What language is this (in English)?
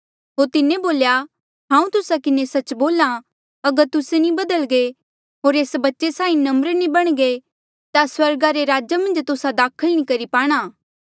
Mandeali